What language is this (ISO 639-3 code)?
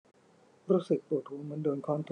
tha